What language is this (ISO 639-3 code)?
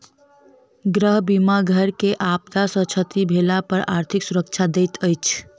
mai